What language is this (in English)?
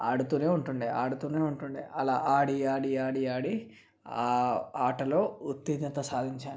Telugu